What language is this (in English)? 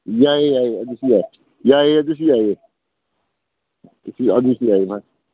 Manipuri